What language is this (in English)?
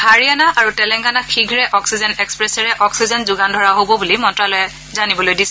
Assamese